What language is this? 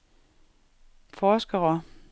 Danish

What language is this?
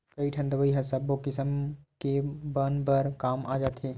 Chhattisgarhi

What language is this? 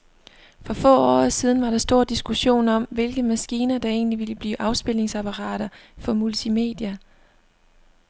Danish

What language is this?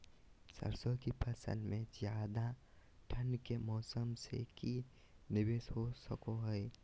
Magahi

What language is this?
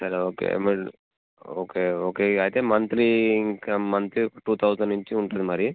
Telugu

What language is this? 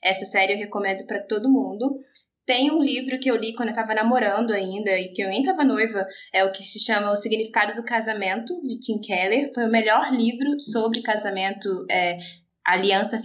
Portuguese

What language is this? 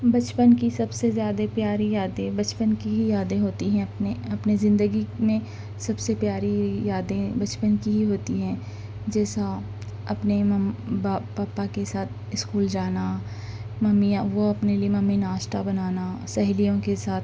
Urdu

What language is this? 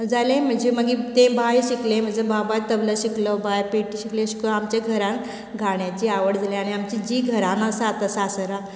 Konkani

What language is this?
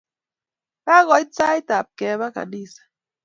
Kalenjin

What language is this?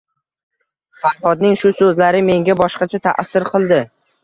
Uzbek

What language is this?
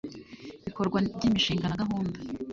Kinyarwanda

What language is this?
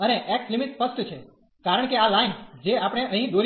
Gujarati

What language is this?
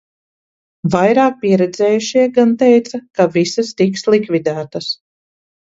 Latvian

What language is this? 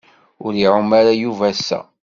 Kabyle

